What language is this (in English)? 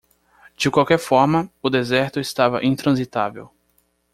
Portuguese